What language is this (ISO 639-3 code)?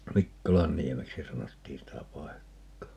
fin